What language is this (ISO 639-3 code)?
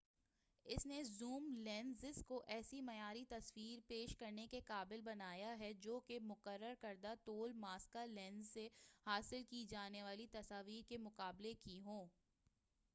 urd